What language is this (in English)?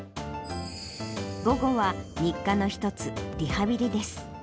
Japanese